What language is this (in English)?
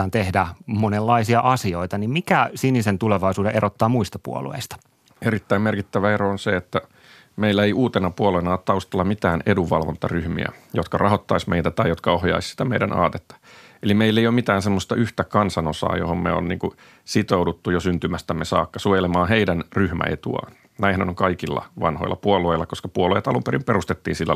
Finnish